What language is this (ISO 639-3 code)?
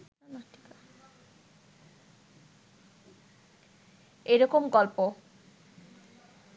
ben